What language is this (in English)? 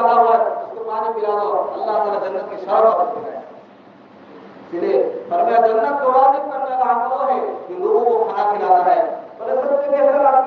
Bangla